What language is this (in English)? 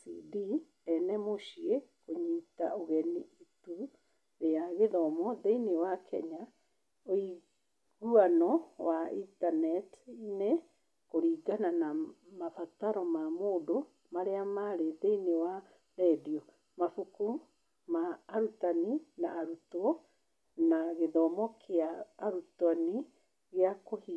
Kikuyu